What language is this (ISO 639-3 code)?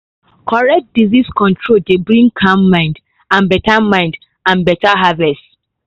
pcm